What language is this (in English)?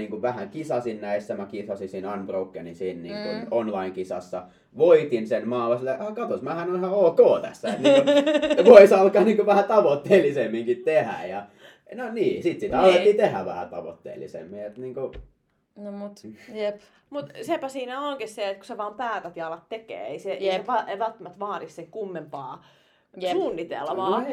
Finnish